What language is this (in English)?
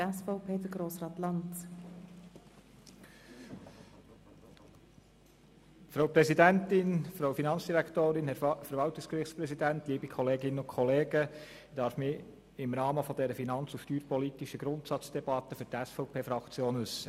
Swiss German